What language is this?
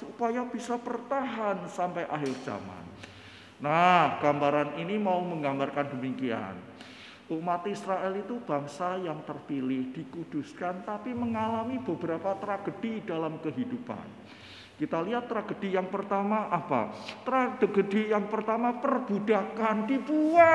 Indonesian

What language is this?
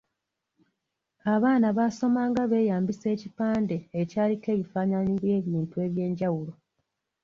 Ganda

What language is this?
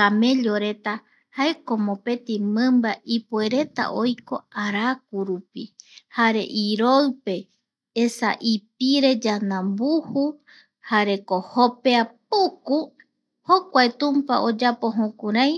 Eastern Bolivian Guaraní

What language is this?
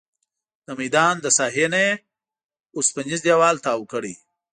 Pashto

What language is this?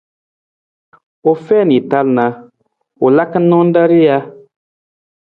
Nawdm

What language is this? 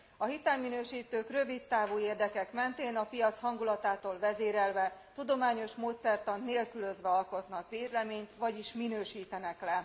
Hungarian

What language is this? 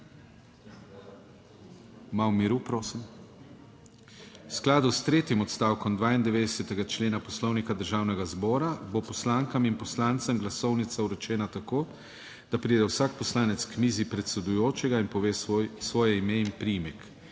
Slovenian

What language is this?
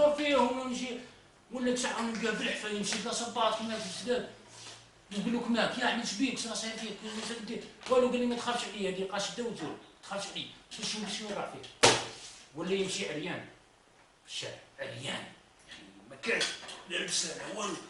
Arabic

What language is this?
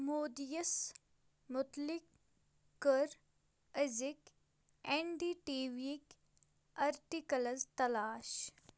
Kashmiri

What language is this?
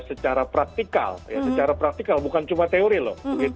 Indonesian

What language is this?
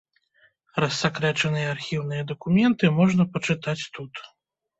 Belarusian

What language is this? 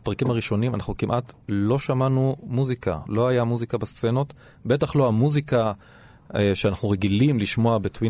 Hebrew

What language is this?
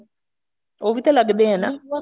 Punjabi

